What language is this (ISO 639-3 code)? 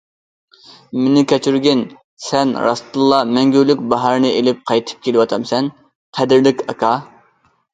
uig